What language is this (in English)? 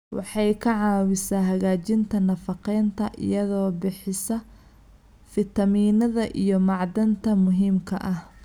Somali